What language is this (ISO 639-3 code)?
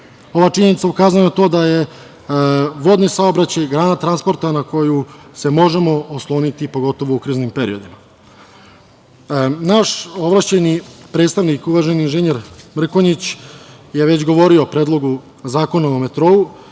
srp